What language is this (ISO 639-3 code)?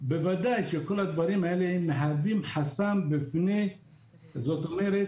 heb